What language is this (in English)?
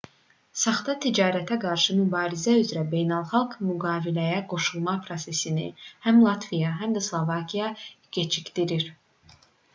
Azerbaijani